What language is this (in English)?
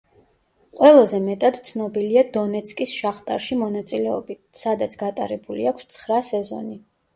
Georgian